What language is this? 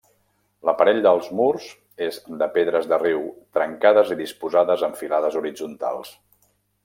Catalan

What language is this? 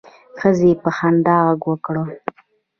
Pashto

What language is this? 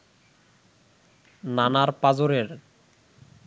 Bangla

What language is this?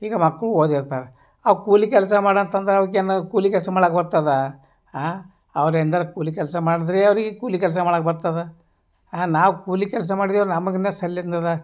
Kannada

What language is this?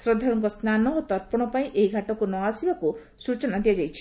Odia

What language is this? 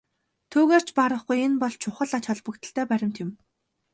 Mongolian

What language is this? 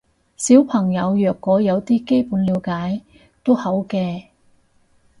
Cantonese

